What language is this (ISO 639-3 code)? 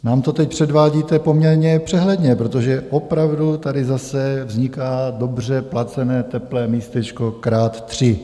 ces